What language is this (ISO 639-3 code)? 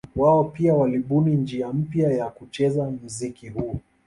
swa